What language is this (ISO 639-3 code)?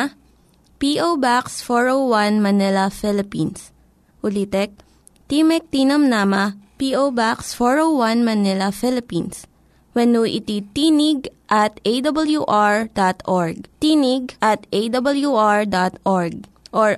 fil